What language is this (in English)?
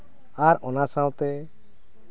Santali